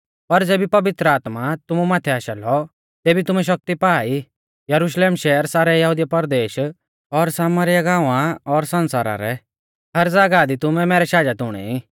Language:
Mahasu Pahari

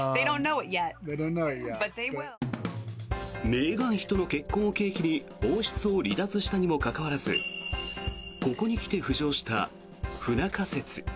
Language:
Japanese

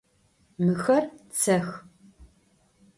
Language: Adyghe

